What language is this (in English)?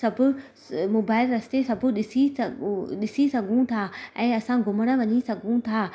Sindhi